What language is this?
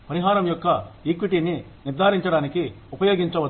Telugu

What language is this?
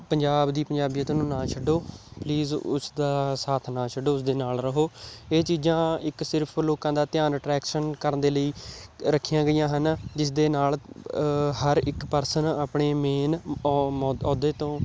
Punjabi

